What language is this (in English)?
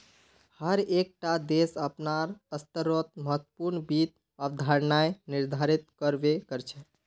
Magahi